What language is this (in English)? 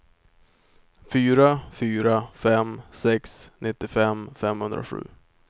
Swedish